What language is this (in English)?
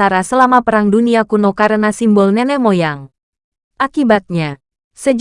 Indonesian